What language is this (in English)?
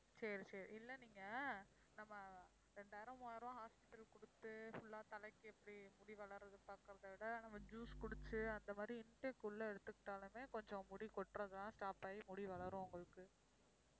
Tamil